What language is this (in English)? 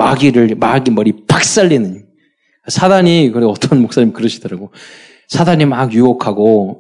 Korean